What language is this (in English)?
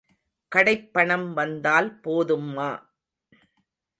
Tamil